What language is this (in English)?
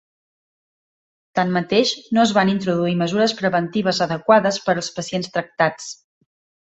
Catalan